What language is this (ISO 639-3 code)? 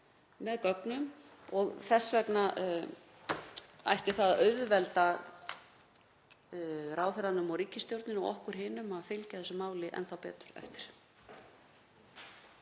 isl